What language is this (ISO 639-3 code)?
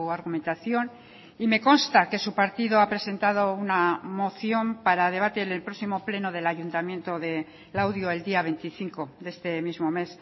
spa